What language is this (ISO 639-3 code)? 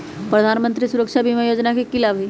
mag